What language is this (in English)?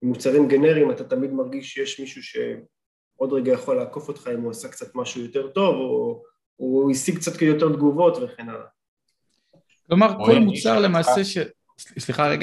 Hebrew